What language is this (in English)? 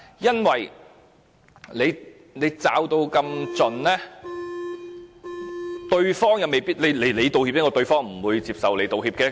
Cantonese